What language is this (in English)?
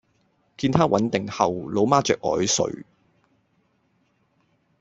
Cantonese